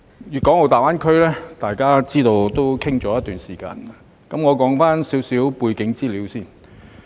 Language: Cantonese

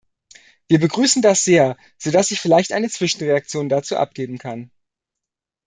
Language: German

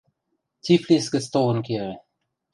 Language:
Western Mari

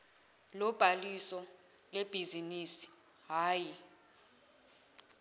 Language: Zulu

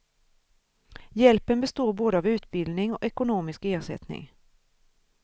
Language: Swedish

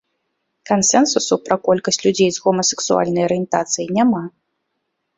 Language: Belarusian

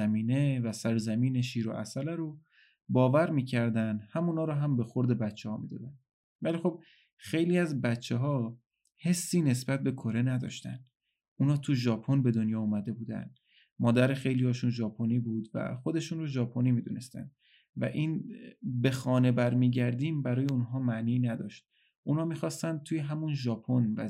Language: Persian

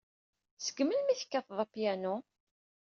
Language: Kabyle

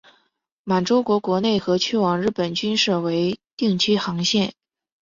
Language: Chinese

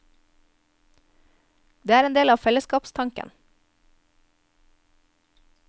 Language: Norwegian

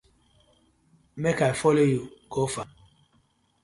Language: Nigerian Pidgin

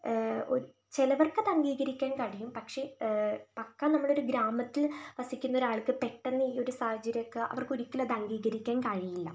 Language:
Malayalam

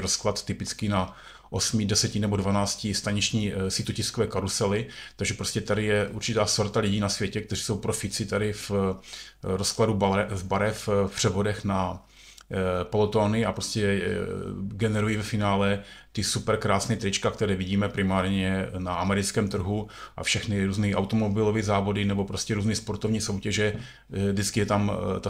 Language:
Czech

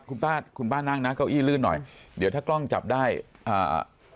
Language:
Thai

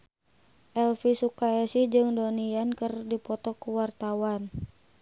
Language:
Sundanese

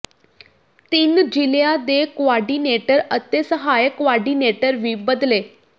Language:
Punjabi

